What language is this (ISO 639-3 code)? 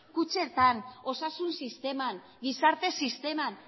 eus